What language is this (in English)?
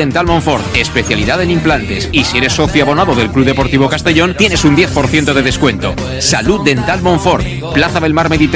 Spanish